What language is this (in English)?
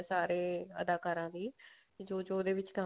Punjabi